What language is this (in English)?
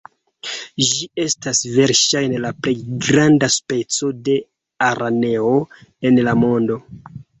Esperanto